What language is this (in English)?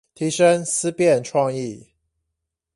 Chinese